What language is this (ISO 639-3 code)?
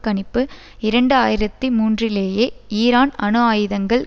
tam